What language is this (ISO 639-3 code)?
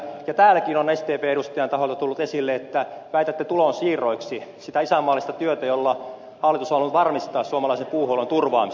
fin